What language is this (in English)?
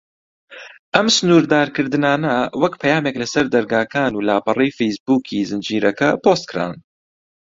Central Kurdish